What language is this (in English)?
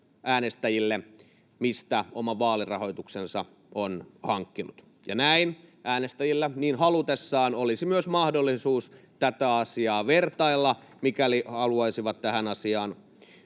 Finnish